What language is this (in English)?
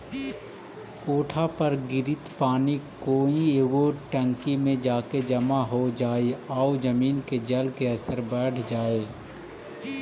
Magahi